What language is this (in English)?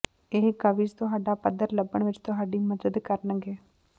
Punjabi